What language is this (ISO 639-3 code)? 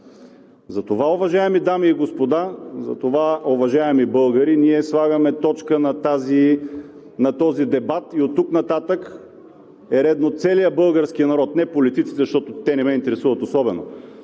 bul